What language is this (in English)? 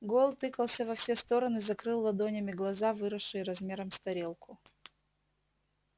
Russian